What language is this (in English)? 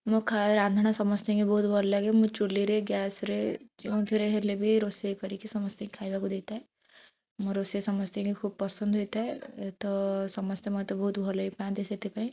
Odia